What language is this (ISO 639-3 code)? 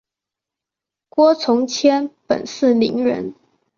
zho